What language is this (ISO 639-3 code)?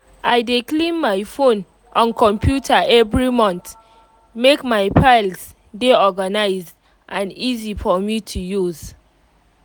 pcm